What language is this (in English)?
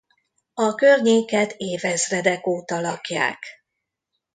Hungarian